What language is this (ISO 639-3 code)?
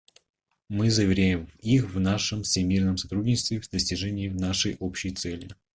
rus